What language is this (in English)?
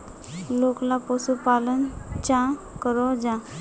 Magahi